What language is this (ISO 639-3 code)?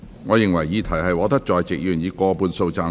yue